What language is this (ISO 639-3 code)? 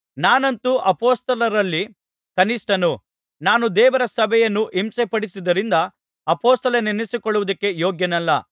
kan